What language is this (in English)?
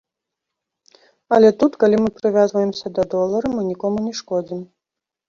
Belarusian